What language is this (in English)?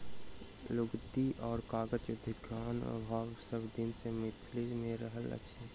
Maithili